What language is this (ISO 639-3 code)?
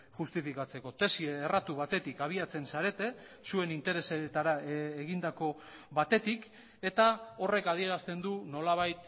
eus